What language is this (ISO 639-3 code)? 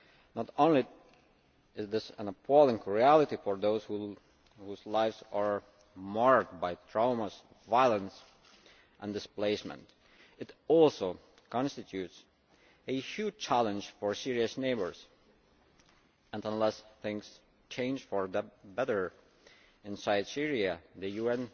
eng